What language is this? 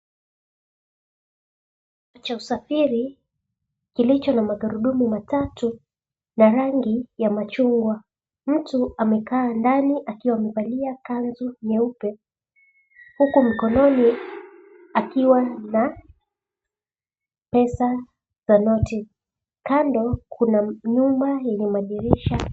Swahili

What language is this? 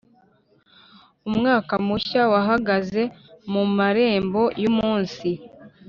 Kinyarwanda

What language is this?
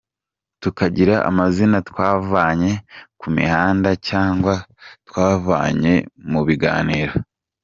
Kinyarwanda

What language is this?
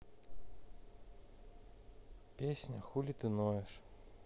Russian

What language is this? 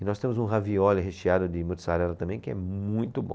Portuguese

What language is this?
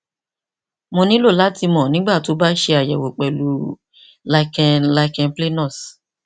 Yoruba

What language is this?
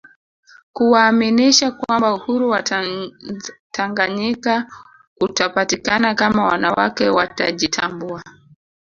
Swahili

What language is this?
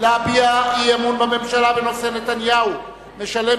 Hebrew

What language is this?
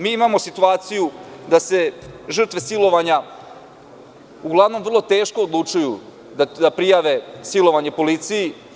Serbian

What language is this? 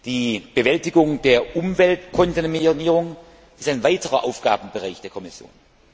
German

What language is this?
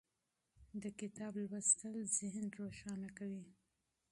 Pashto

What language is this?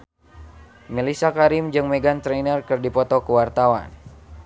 Sundanese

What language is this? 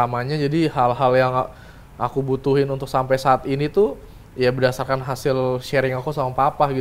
Indonesian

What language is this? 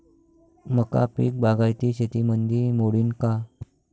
Marathi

